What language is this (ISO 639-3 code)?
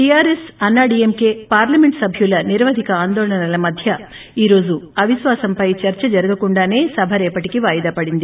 tel